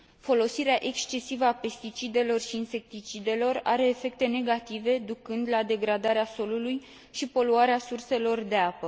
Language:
Romanian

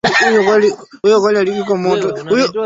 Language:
Swahili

